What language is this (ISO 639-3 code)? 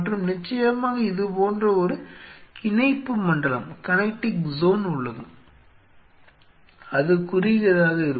tam